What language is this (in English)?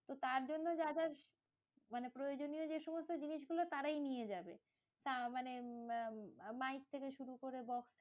Bangla